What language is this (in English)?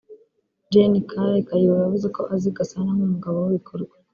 Kinyarwanda